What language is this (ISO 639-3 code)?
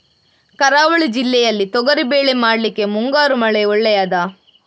kan